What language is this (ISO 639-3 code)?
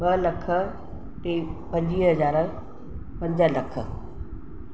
snd